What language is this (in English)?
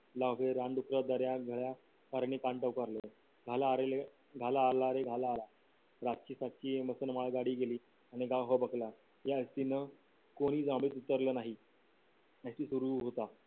Marathi